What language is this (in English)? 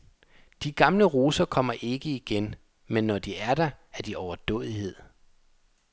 Danish